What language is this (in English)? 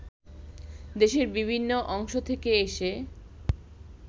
Bangla